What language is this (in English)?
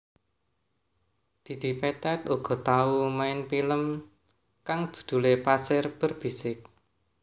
Javanese